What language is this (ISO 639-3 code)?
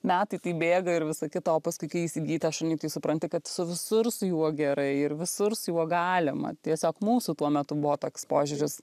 lit